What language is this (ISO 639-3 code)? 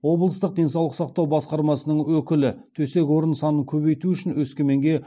kaz